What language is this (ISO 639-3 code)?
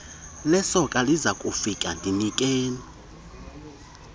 xho